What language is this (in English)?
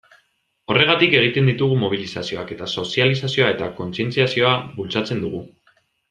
Basque